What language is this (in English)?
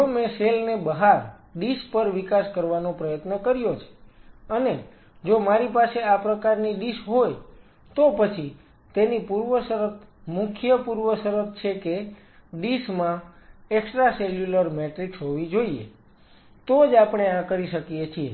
Gujarati